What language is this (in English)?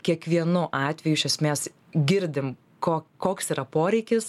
Lithuanian